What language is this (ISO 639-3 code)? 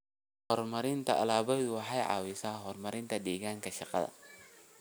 som